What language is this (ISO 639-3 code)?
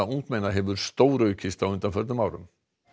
isl